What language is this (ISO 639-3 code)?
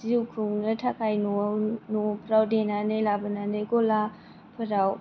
brx